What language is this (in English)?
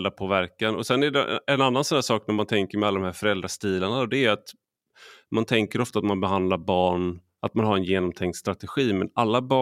Swedish